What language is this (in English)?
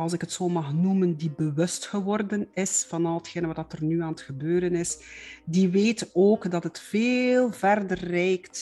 Dutch